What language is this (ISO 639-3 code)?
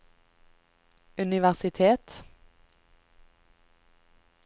nor